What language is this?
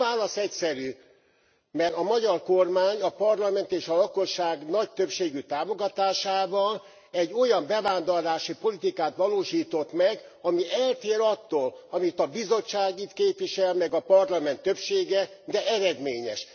Hungarian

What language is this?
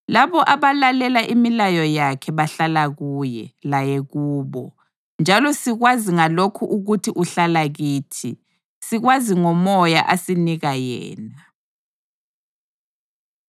North Ndebele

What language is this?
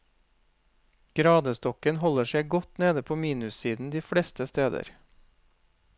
Norwegian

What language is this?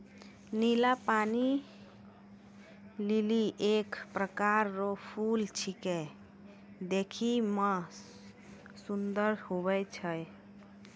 Maithili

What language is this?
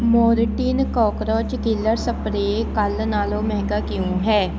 Punjabi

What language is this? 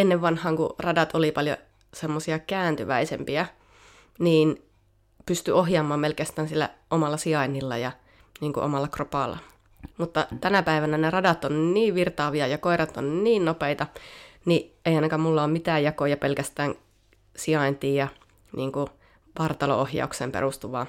Finnish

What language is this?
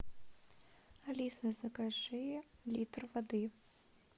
Russian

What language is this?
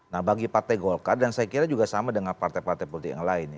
Indonesian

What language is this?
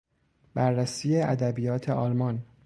Persian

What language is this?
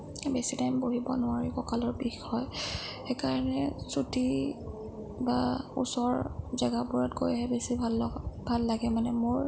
Assamese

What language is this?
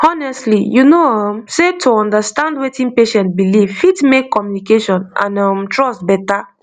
Nigerian Pidgin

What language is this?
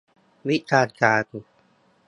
Thai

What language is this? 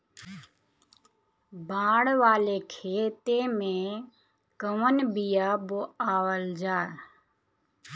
Bhojpuri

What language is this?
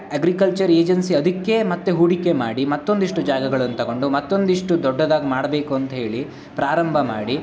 Kannada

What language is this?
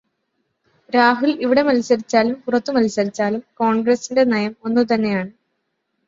Malayalam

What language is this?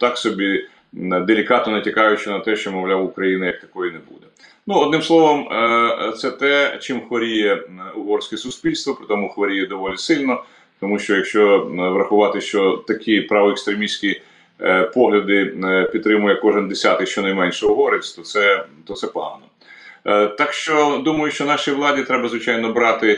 Ukrainian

